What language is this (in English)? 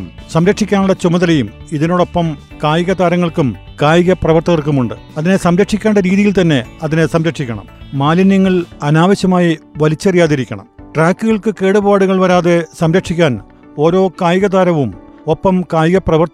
Malayalam